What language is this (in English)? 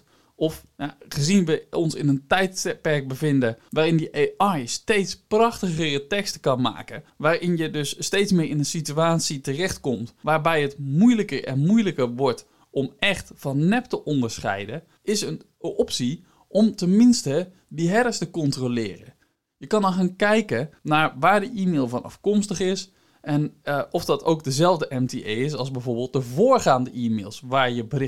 Dutch